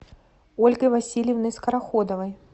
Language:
Russian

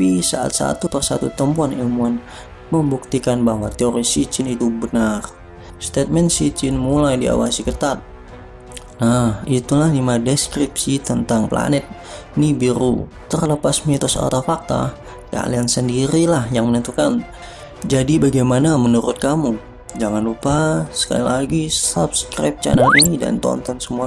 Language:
Indonesian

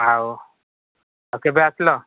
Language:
Odia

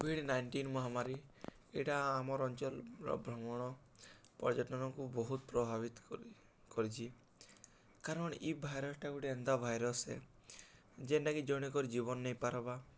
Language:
Odia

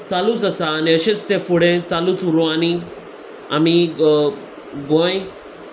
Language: Konkani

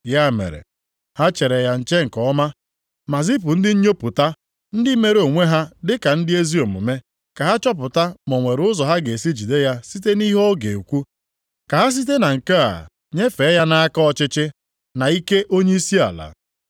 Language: Igbo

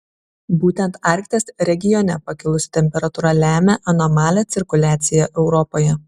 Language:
Lithuanian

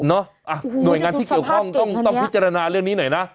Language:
Thai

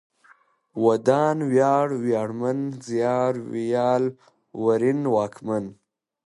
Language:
Pashto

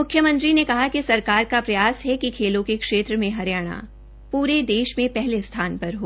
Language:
Hindi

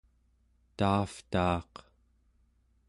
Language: Central Yupik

